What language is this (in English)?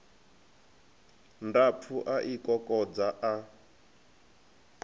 Venda